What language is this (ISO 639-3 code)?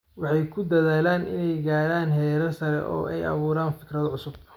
som